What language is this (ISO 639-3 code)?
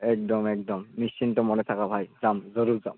asm